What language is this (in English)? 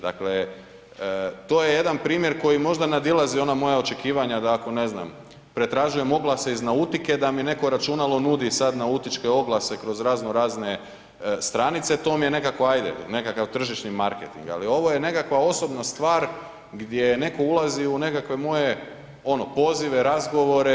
Croatian